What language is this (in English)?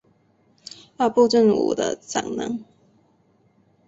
Chinese